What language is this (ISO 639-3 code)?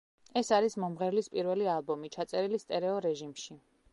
kat